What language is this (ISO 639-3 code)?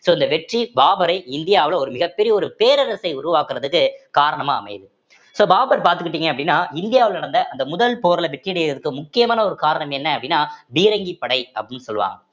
tam